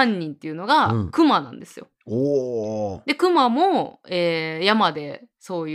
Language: Japanese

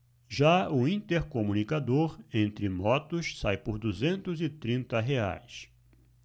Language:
Portuguese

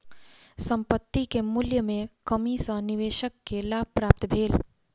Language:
Maithili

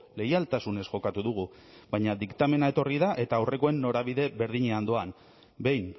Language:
Basque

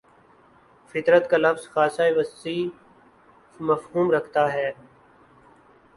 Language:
Urdu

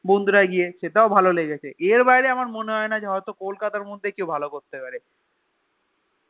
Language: Bangla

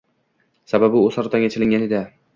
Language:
Uzbek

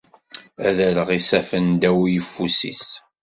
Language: Kabyle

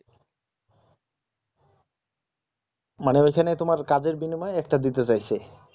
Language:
Bangla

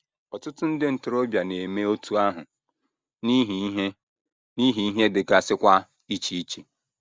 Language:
Igbo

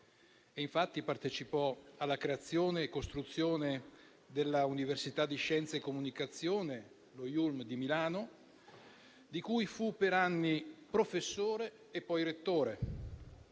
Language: Italian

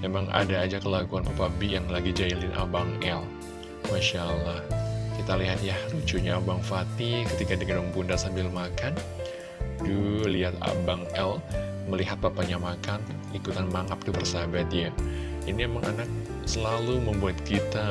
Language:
Indonesian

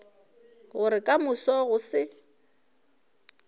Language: Northern Sotho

